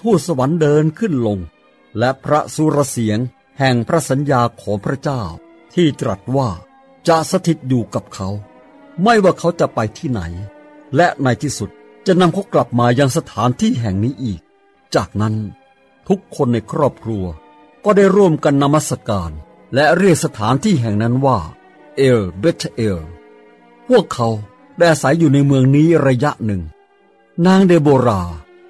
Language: Thai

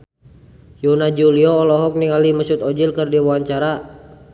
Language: Sundanese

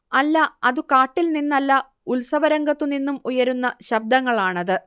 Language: Malayalam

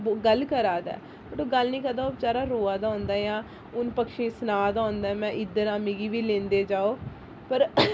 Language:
Dogri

